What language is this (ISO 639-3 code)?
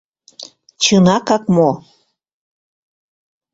chm